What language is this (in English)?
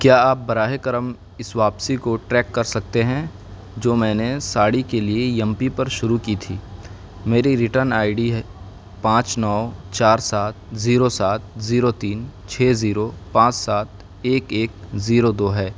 Urdu